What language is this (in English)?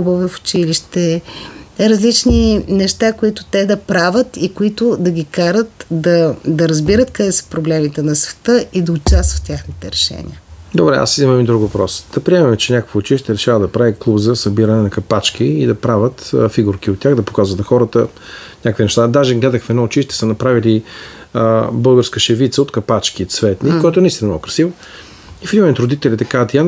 Bulgarian